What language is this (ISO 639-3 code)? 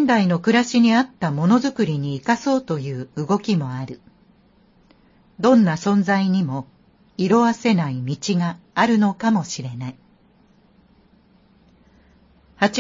jpn